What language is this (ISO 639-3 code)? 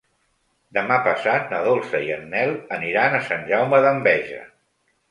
cat